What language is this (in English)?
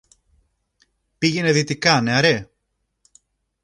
Greek